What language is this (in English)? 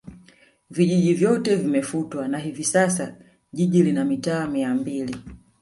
Swahili